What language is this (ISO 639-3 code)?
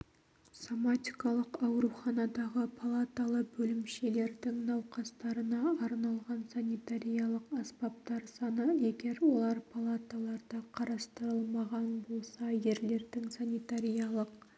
kaz